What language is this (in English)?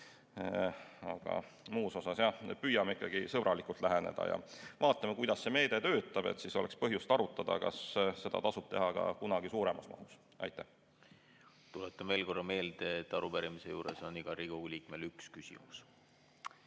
Estonian